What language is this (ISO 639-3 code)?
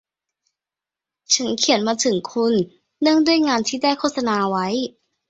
tha